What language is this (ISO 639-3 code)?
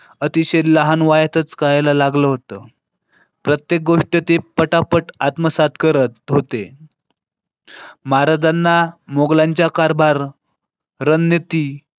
mar